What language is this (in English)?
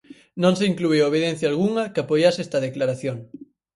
Galician